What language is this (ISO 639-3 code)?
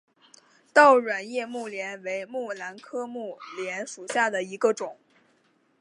zho